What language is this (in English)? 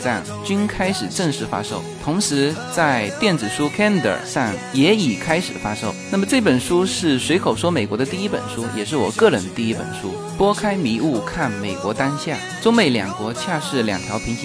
Chinese